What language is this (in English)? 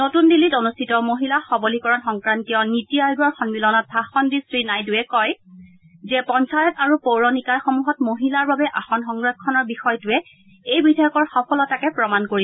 Assamese